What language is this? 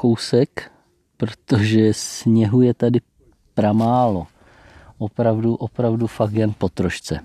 Czech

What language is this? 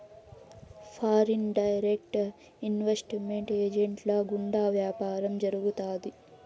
Telugu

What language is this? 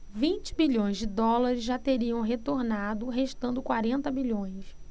Portuguese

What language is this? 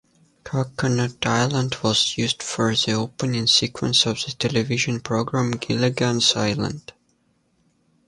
English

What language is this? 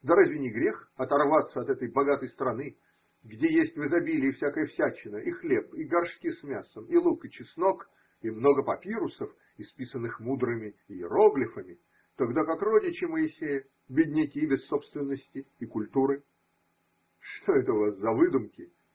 Russian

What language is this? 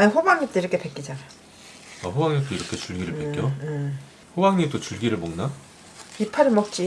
Korean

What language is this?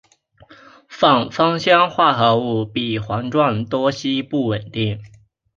Chinese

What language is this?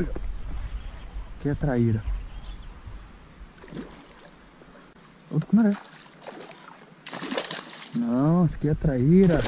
Portuguese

